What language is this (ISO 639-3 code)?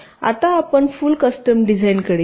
mar